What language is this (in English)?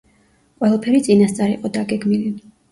Georgian